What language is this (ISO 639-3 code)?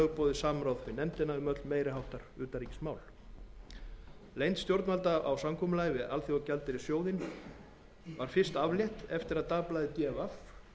isl